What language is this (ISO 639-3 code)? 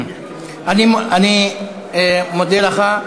heb